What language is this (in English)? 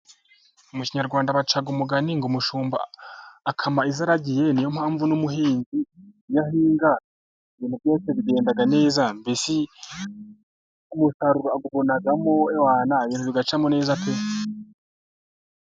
Kinyarwanda